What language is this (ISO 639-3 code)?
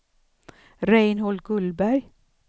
swe